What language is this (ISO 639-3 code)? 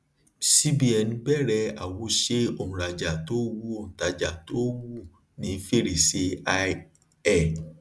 yor